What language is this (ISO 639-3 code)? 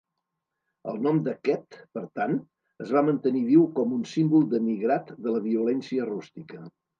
cat